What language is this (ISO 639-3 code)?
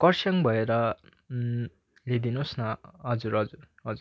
nep